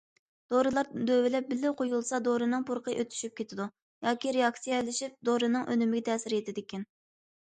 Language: Uyghur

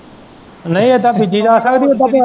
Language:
Punjabi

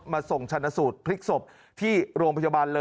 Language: Thai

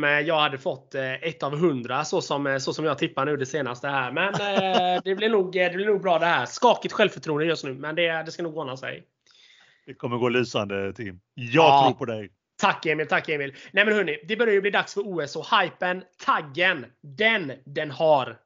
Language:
Swedish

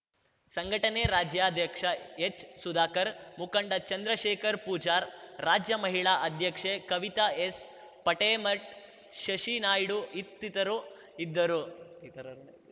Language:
Kannada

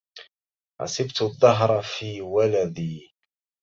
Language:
Arabic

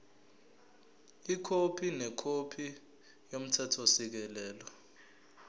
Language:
Zulu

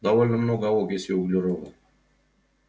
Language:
Russian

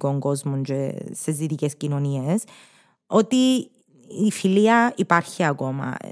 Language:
Greek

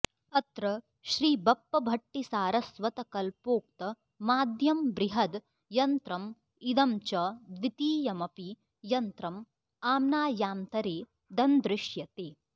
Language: Sanskrit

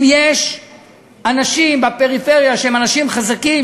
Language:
Hebrew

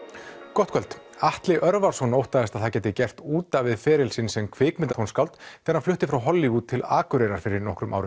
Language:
Icelandic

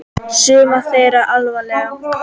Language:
Icelandic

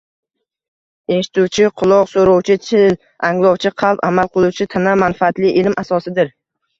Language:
Uzbek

